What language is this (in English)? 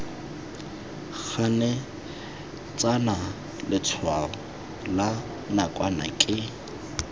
Tswana